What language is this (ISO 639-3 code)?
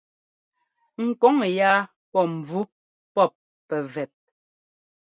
jgo